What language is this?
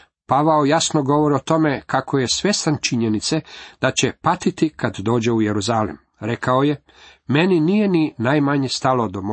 Croatian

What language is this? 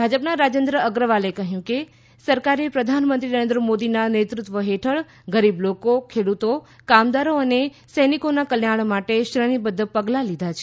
Gujarati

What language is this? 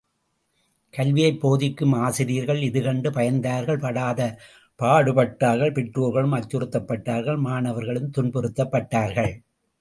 Tamil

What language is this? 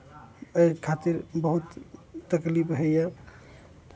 Maithili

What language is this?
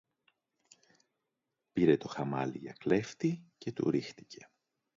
Greek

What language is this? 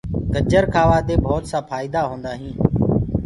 Gurgula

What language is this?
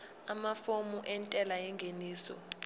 Zulu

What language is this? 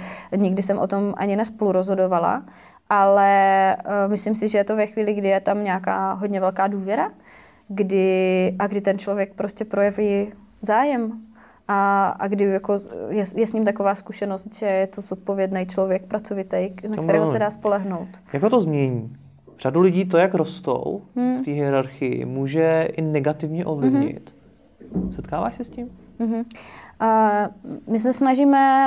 Czech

